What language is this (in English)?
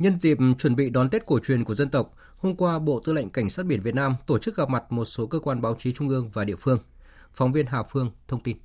Vietnamese